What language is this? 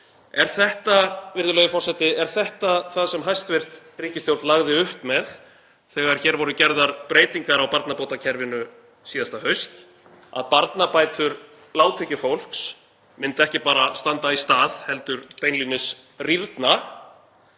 Icelandic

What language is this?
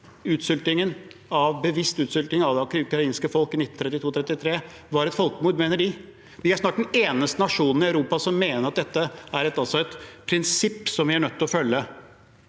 Norwegian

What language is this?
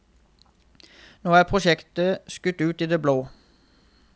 Norwegian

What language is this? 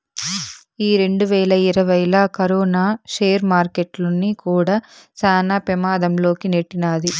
Telugu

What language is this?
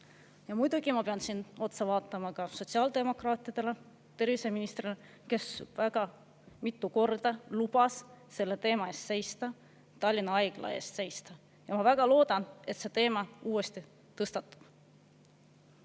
Estonian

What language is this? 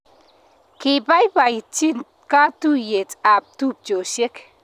Kalenjin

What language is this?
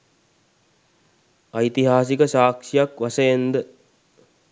Sinhala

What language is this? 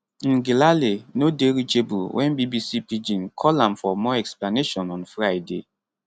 Nigerian Pidgin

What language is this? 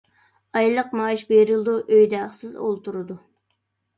Uyghur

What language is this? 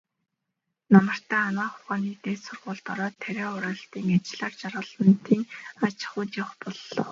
Mongolian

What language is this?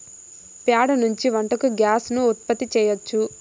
Telugu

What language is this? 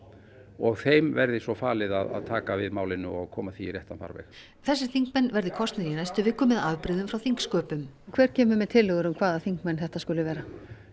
Icelandic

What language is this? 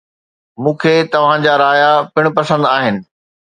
Sindhi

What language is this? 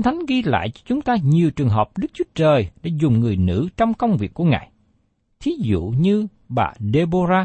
Vietnamese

